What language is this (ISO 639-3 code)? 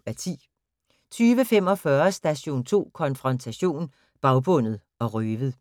dan